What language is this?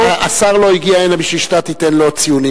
Hebrew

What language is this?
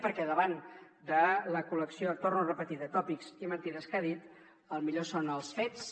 Catalan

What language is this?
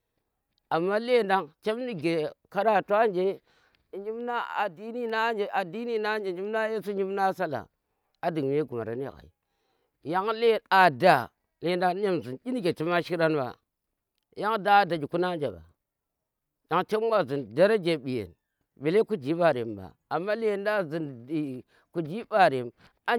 Tera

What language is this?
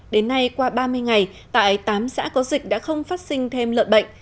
Vietnamese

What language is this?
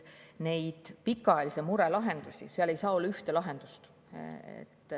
Estonian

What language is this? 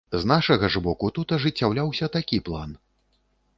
Belarusian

